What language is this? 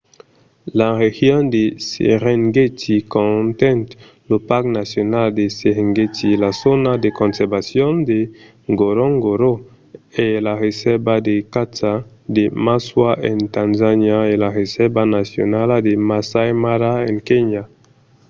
Occitan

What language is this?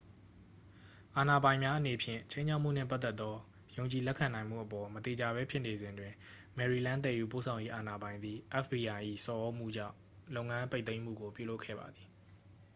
Burmese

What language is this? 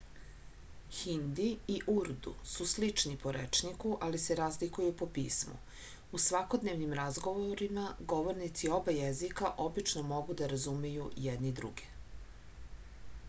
Serbian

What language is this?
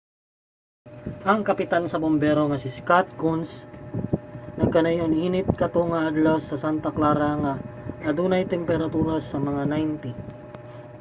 Cebuano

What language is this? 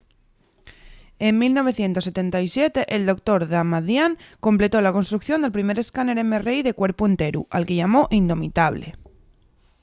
Asturian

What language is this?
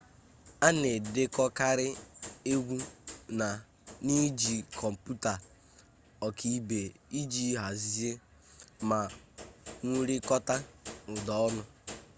Igbo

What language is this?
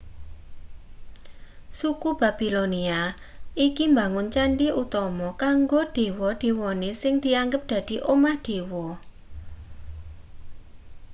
Javanese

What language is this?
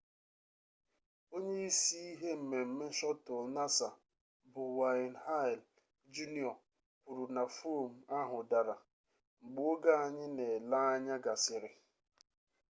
Igbo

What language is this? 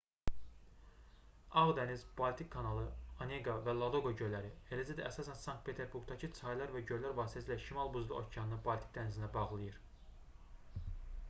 Azerbaijani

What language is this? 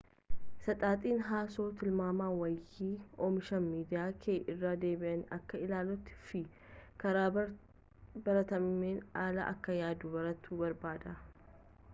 Oromo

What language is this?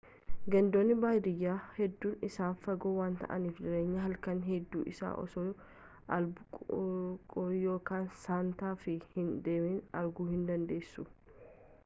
Oromo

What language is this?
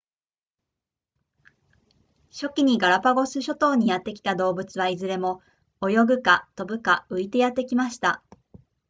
Japanese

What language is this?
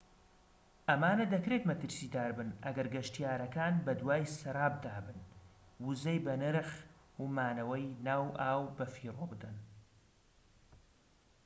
Central Kurdish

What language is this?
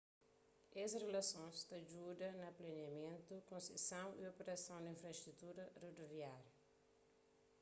Kabuverdianu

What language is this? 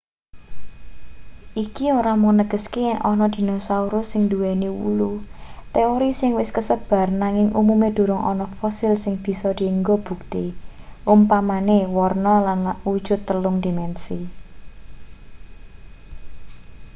Javanese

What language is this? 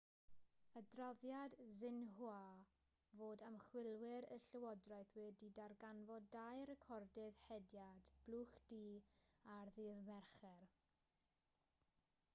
Welsh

